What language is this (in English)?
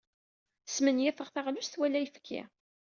Kabyle